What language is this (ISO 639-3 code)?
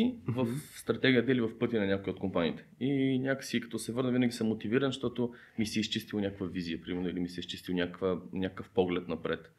bul